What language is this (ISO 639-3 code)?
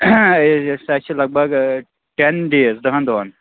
kas